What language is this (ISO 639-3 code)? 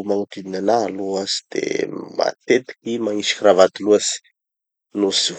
txy